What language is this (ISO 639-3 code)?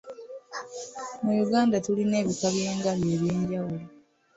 lug